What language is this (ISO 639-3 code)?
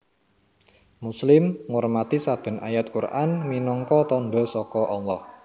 jav